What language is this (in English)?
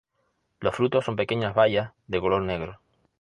Spanish